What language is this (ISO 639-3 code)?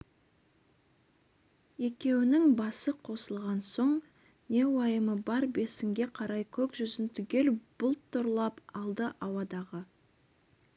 kaz